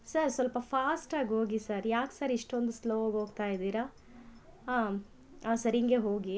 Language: Kannada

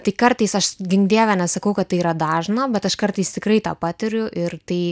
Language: Lithuanian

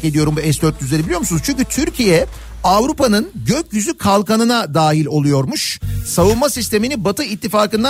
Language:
Turkish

